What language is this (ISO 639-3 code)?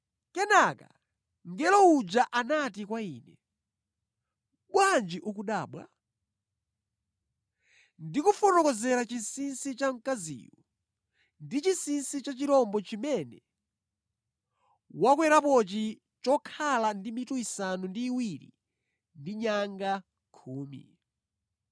nya